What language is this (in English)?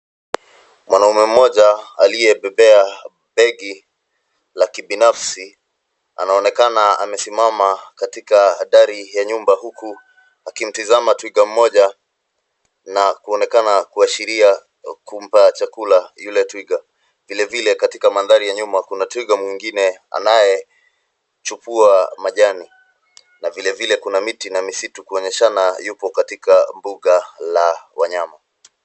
Swahili